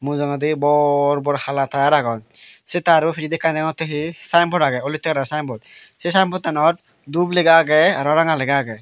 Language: Chakma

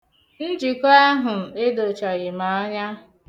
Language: Igbo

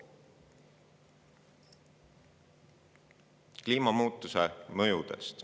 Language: Estonian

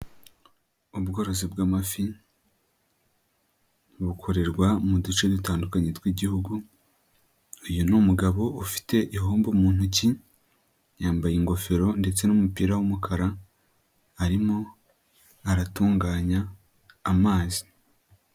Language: Kinyarwanda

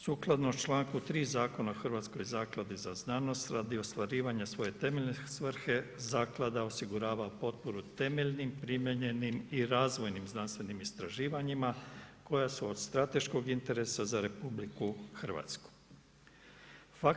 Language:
Croatian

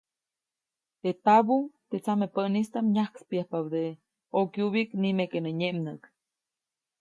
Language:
Copainalá Zoque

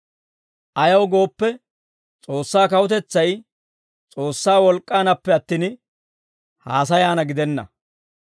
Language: Dawro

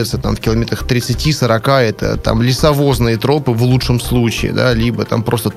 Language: Russian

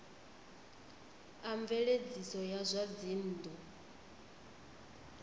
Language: Venda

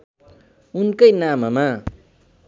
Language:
Nepali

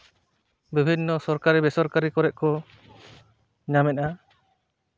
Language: Santali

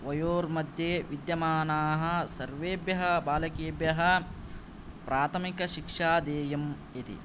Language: Sanskrit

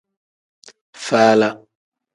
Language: Tem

